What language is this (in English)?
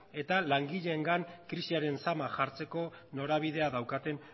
Basque